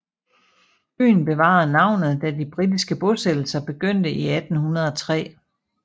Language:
Danish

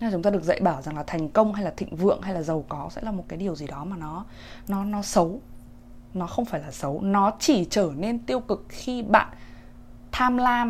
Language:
Vietnamese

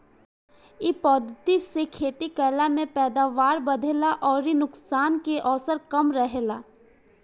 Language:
Bhojpuri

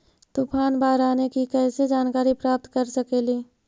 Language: Magahi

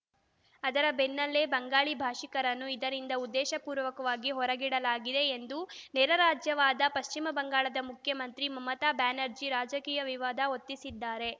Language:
Kannada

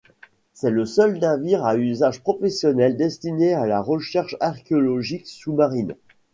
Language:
French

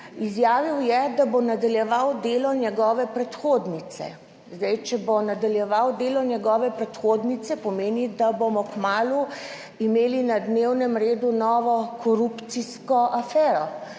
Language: Slovenian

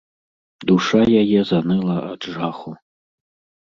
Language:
Belarusian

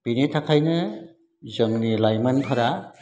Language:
Bodo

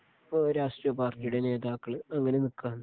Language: Malayalam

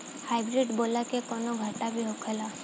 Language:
Bhojpuri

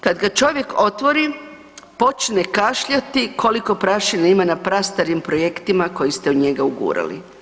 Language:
Croatian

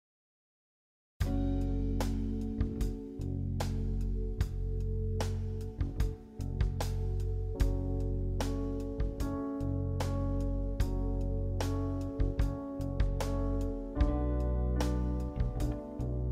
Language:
Turkish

